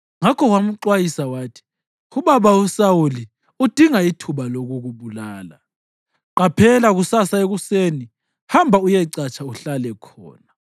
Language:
North Ndebele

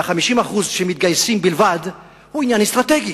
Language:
Hebrew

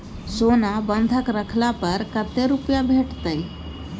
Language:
Maithili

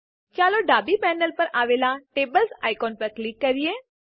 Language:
Gujarati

